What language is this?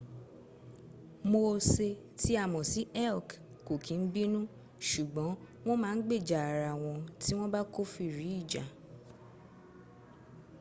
Yoruba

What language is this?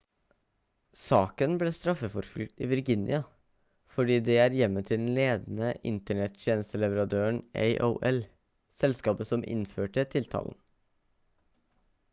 Norwegian Bokmål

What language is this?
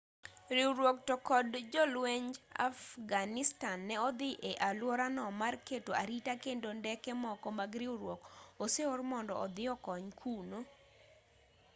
Luo (Kenya and Tanzania)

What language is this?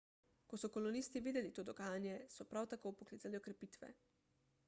Slovenian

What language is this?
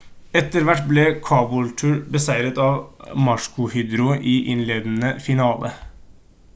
Norwegian Bokmål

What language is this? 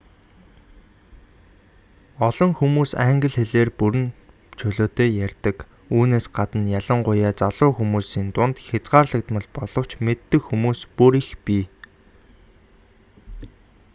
Mongolian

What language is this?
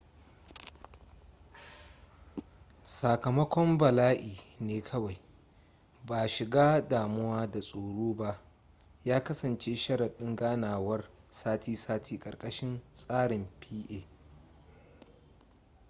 Hausa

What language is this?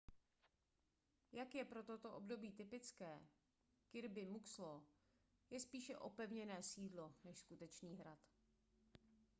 Czech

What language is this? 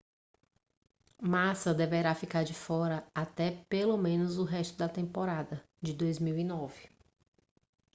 Portuguese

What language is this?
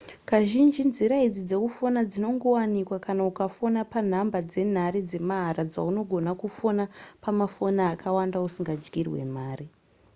Shona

